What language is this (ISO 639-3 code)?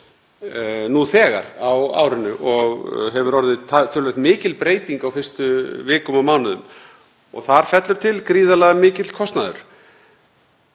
isl